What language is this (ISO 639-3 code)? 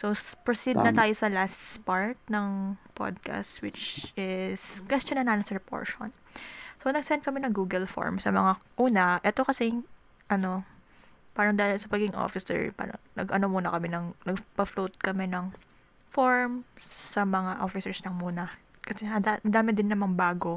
fil